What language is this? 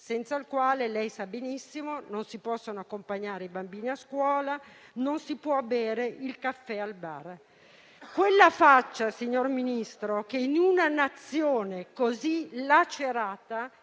Italian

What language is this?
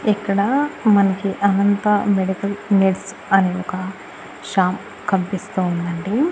Telugu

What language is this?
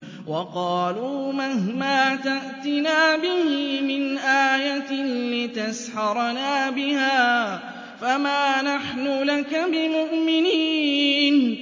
Arabic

